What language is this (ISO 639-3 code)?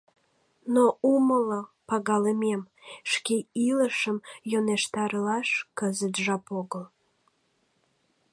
chm